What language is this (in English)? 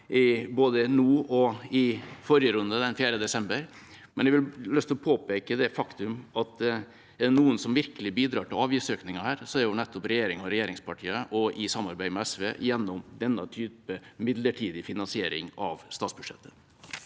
Norwegian